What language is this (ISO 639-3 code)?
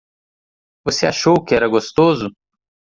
por